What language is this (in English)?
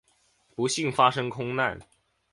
Chinese